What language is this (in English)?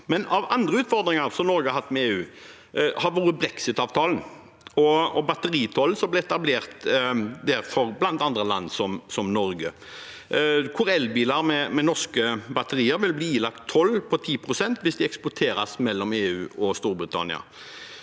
Norwegian